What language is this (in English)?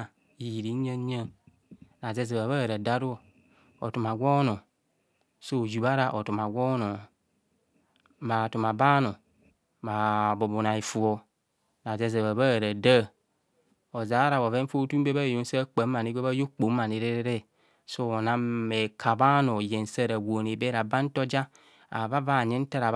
Kohumono